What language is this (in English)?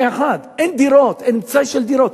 Hebrew